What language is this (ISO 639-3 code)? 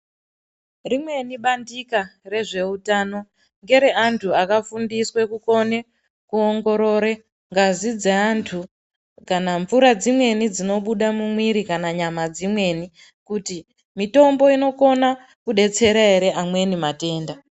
ndc